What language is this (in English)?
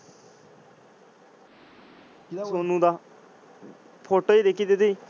Punjabi